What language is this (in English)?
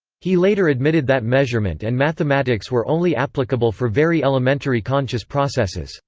English